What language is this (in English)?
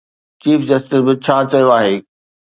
Sindhi